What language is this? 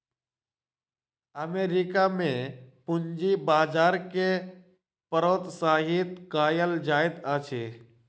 Maithili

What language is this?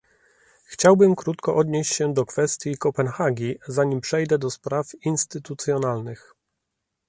Polish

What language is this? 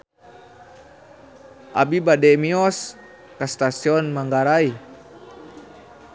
Sundanese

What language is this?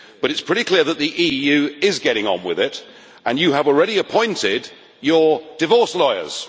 English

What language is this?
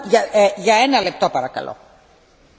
German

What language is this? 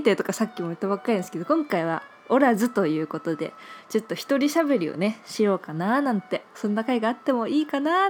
Japanese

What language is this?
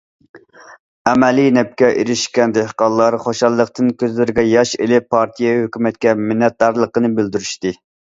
Uyghur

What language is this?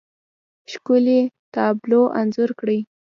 Pashto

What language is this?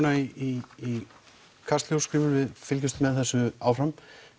Icelandic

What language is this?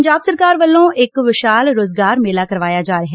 Punjabi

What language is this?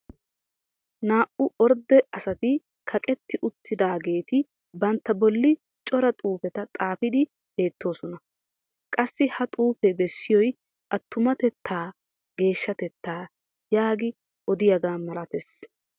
Wolaytta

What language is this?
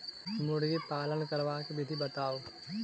Maithili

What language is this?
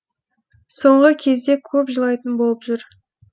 Kazakh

